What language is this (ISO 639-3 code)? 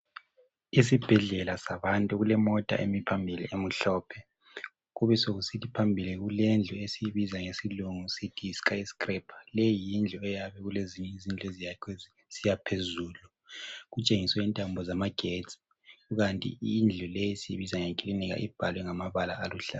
nde